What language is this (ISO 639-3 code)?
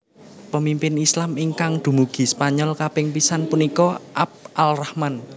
jav